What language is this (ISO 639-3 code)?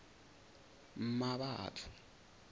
zul